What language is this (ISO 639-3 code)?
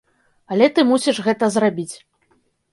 bel